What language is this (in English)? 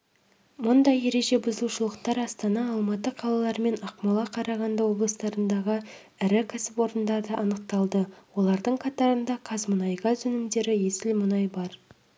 Kazakh